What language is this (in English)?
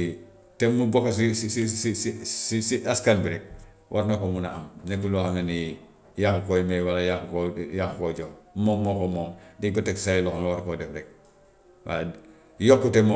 Gambian Wolof